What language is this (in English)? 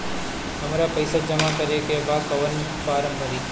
Bhojpuri